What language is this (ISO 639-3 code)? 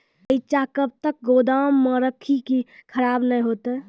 mai